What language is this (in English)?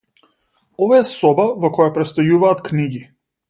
Macedonian